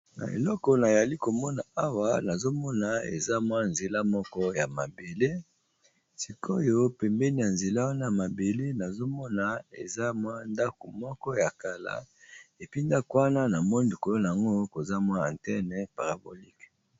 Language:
Lingala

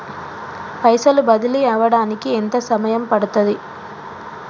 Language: Telugu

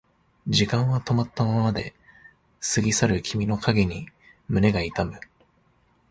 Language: Japanese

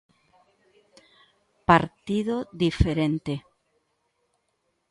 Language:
Galician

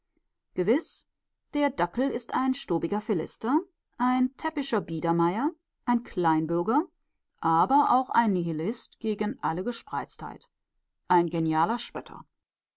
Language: German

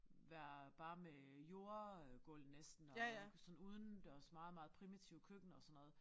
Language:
Danish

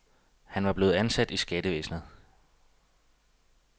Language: Danish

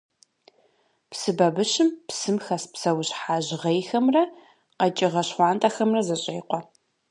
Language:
Kabardian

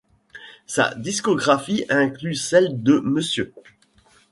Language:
French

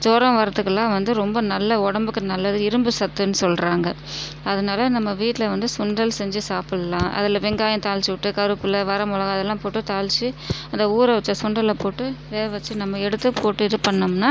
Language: Tamil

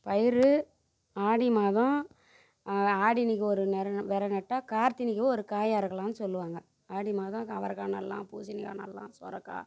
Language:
Tamil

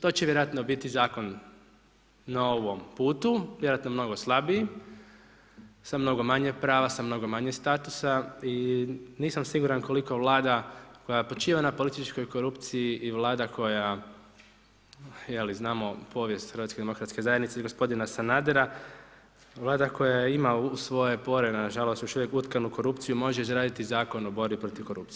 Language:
Croatian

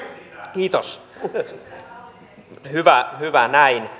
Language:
Finnish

